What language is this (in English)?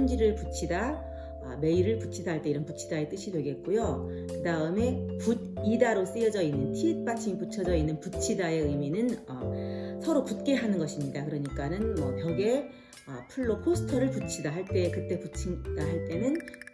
Korean